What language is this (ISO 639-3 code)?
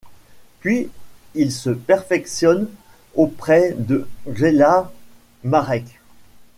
fra